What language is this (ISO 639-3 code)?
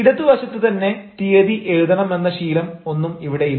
mal